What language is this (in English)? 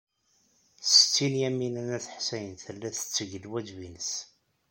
Kabyle